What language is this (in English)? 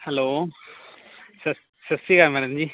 Punjabi